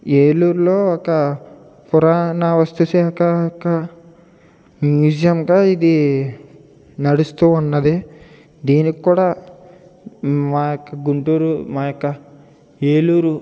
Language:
Telugu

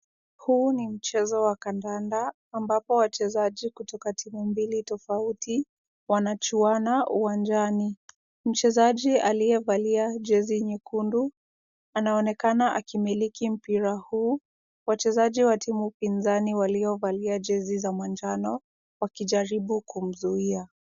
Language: Swahili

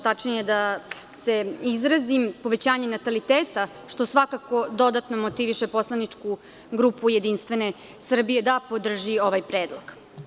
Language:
Serbian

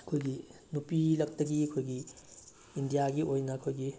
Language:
Manipuri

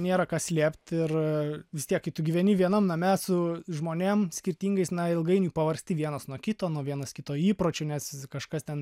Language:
Lithuanian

